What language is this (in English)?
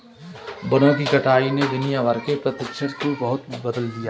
Hindi